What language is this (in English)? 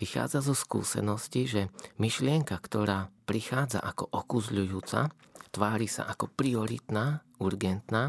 Slovak